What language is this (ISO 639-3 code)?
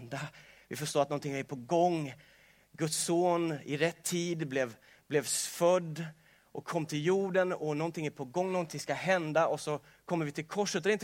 swe